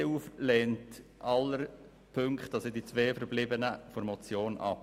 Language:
Swiss German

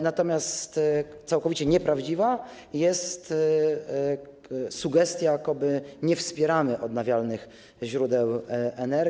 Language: Polish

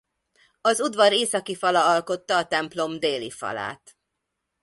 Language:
Hungarian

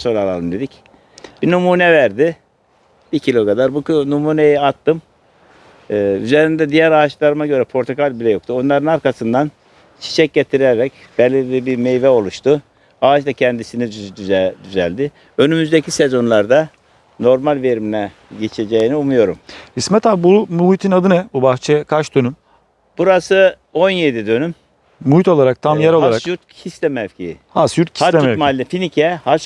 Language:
Turkish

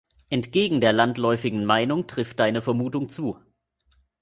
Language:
German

